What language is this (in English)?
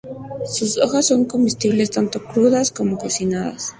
Spanish